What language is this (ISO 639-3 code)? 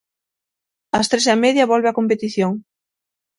glg